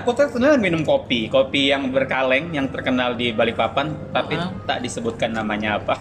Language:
Indonesian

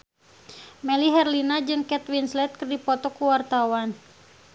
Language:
Sundanese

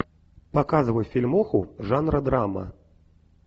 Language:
Russian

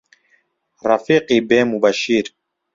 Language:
Central Kurdish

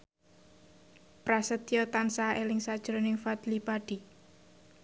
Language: Javanese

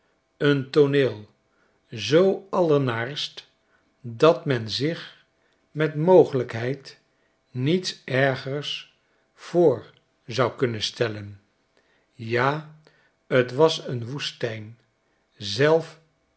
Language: Dutch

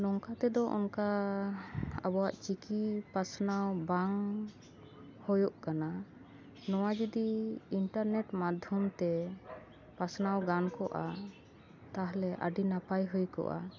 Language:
Santali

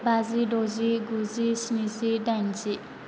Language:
Bodo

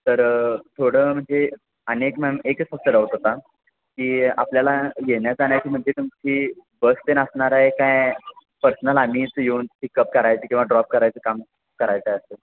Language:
Marathi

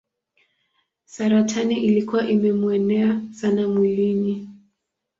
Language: Swahili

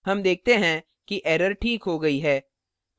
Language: Hindi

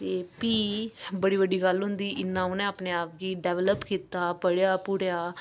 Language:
Dogri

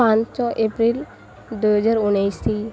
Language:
Odia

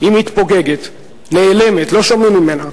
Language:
Hebrew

